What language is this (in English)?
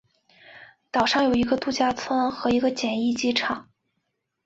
Chinese